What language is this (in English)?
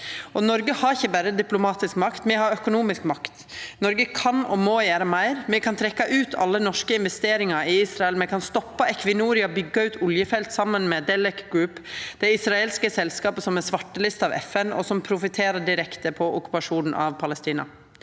Norwegian